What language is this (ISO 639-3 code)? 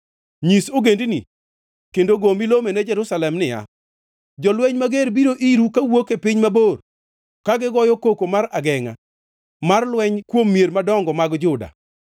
luo